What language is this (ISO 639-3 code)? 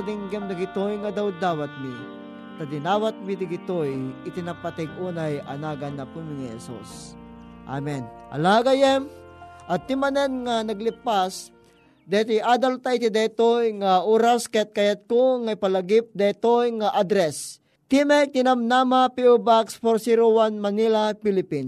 fil